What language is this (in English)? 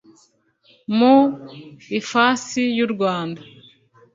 Kinyarwanda